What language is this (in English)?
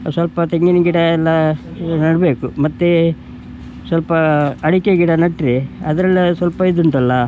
Kannada